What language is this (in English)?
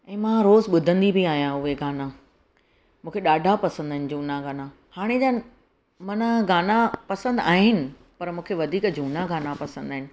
Sindhi